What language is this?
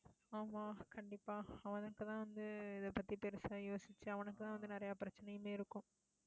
Tamil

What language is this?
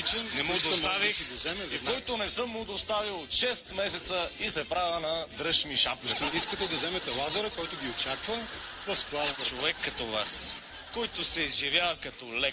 Bulgarian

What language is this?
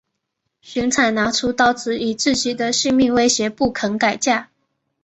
Chinese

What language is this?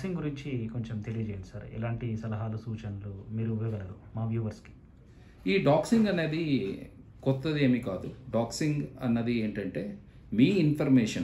Hindi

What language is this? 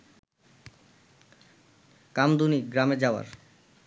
Bangla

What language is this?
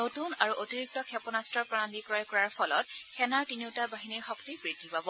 Assamese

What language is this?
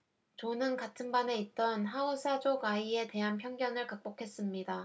Korean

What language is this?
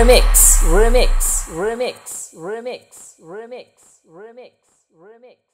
Arabic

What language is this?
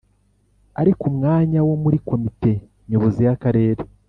Kinyarwanda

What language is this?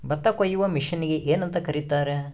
Kannada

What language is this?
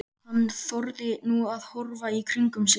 Icelandic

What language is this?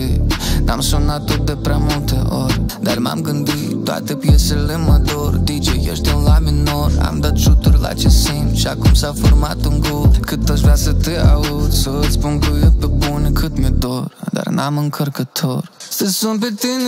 Romanian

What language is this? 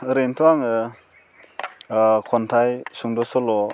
Bodo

